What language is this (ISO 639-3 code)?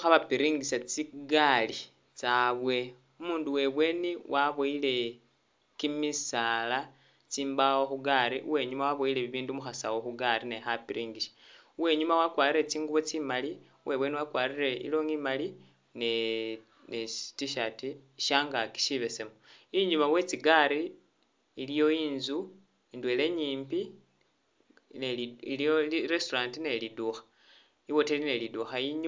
myx